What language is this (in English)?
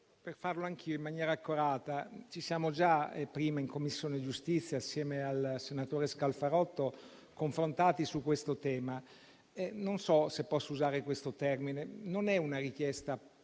Italian